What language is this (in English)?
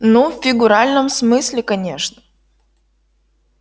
Russian